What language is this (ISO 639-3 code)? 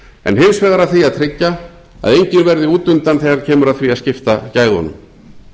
isl